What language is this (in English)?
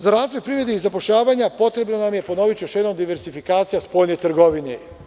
Serbian